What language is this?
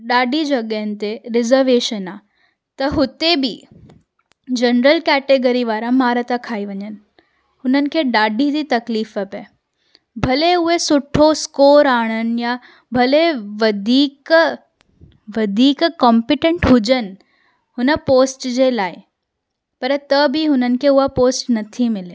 Sindhi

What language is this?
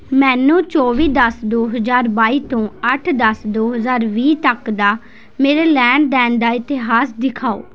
Punjabi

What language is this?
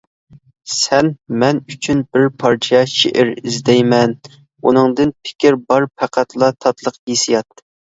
Uyghur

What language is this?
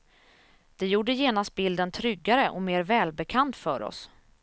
Swedish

